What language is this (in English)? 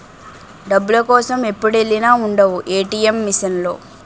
Telugu